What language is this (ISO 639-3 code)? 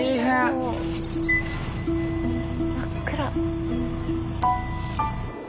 jpn